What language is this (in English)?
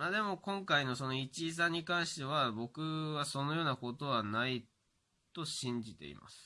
Japanese